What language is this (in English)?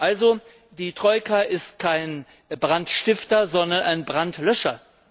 German